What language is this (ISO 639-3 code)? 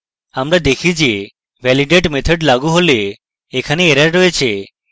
ben